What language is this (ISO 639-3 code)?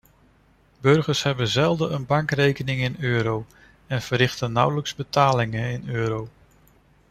nld